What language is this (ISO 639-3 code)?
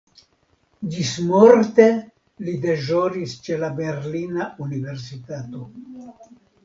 epo